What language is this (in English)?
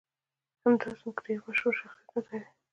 Pashto